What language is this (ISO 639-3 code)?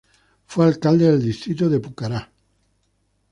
spa